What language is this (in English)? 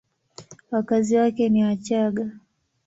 Swahili